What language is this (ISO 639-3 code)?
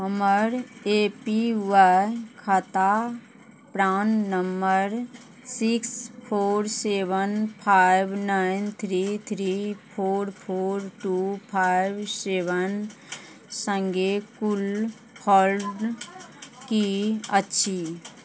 mai